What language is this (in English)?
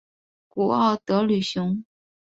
Chinese